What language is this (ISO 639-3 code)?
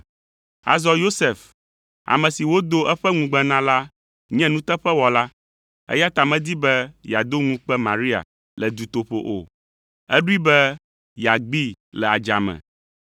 ewe